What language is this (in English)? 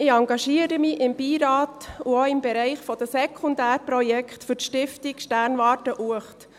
Swiss German